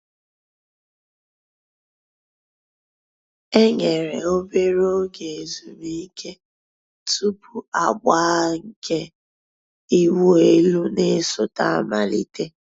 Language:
Igbo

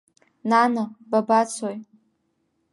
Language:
Abkhazian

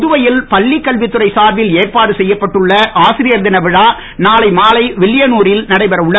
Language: Tamil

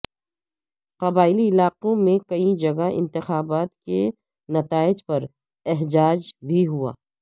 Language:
Urdu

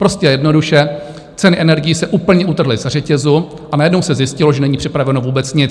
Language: Czech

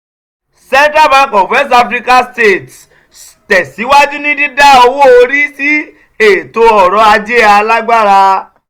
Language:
Yoruba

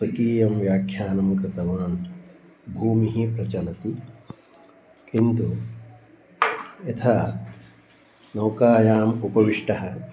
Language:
Sanskrit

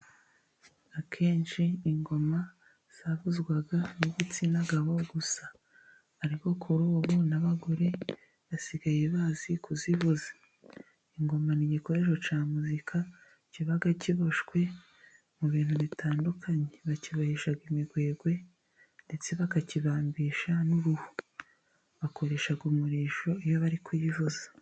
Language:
Kinyarwanda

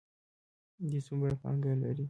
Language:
Pashto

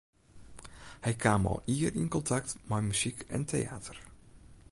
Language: Western Frisian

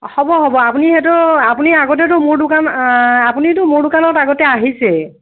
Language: Assamese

